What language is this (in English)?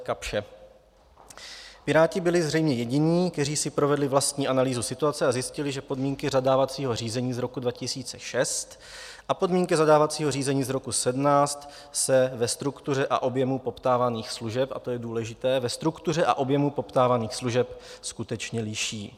Czech